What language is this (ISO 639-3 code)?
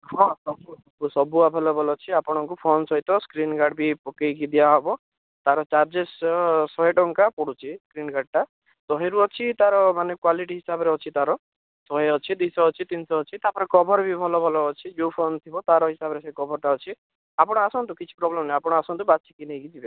ori